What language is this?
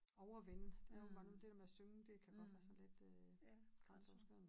Danish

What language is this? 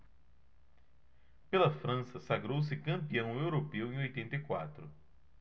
Portuguese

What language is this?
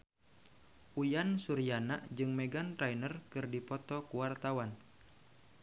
Sundanese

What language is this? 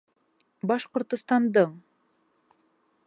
Bashkir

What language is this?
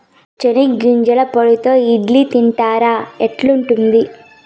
Telugu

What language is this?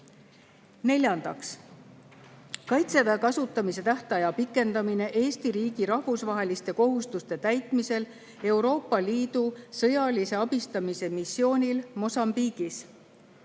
Estonian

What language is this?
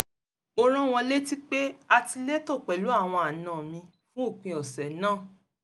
Yoruba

